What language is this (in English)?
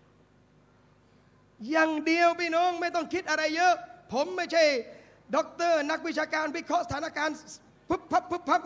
Thai